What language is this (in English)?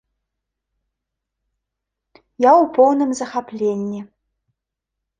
Belarusian